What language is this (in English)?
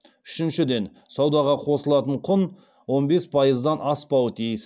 Kazakh